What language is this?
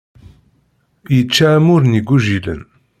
Kabyle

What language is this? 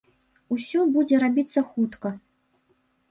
Belarusian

